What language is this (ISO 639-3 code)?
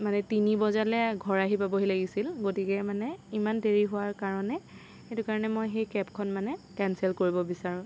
asm